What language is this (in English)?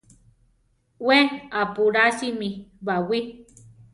Central Tarahumara